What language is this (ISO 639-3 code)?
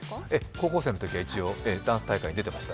jpn